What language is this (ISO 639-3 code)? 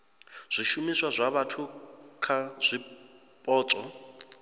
ven